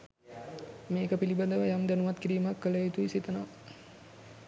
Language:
Sinhala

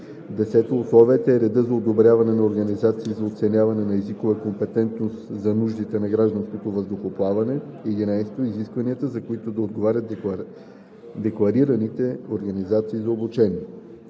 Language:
Bulgarian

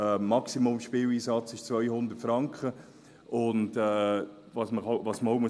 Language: Swiss German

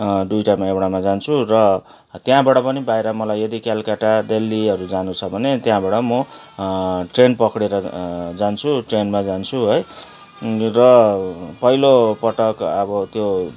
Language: Nepali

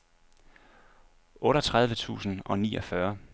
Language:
Danish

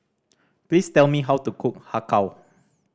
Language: English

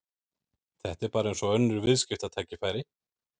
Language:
Icelandic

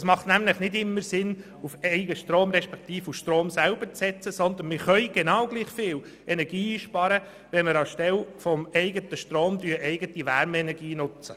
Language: Swiss German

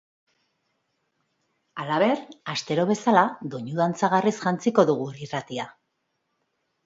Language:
Basque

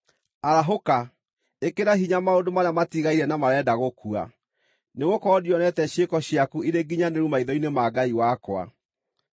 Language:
Kikuyu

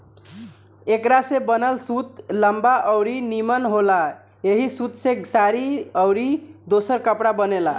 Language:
Bhojpuri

